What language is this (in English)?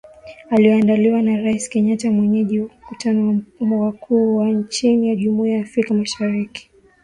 Swahili